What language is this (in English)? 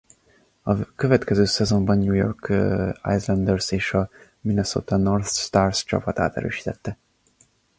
Hungarian